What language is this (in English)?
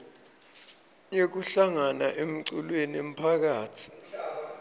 Swati